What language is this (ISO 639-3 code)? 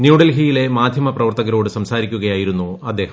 mal